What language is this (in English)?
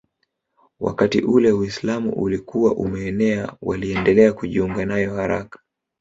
Swahili